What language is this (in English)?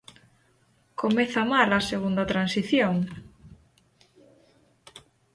Galician